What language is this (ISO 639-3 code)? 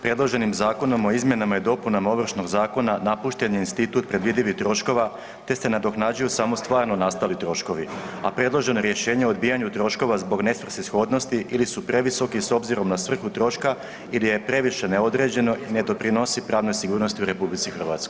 hrv